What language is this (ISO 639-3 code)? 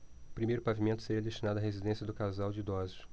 por